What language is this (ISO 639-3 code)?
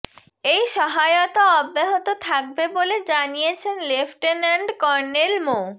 ben